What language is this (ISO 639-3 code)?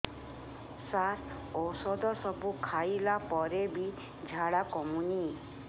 ori